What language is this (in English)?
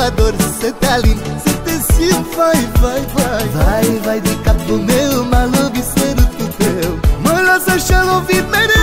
Romanian